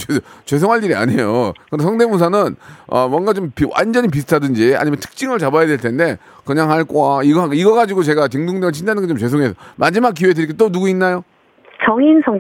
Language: Korean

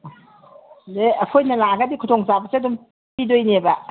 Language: Manipuri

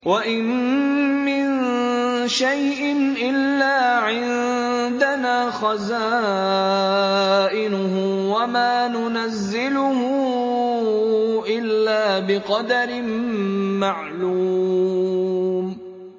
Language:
Arabic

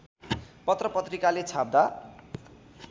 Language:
Nepali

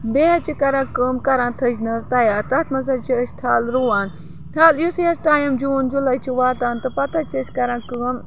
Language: Kashmiri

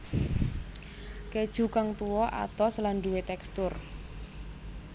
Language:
Javanese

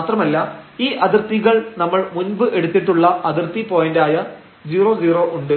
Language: Malayalam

